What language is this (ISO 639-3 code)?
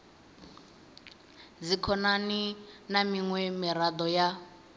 ven